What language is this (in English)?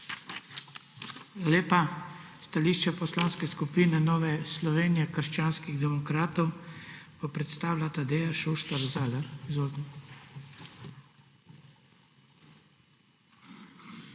Slovenian